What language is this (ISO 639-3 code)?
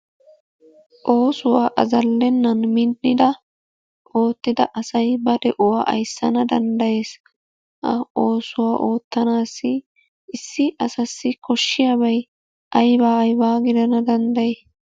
wal